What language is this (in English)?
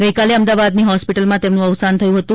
Gujarati